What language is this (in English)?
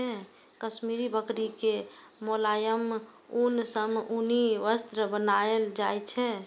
Maithili